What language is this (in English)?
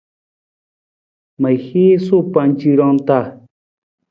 Nawdm